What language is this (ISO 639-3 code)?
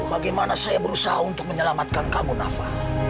ind